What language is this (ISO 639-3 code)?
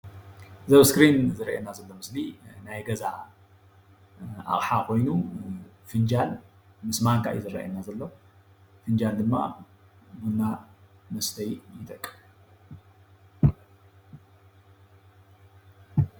tir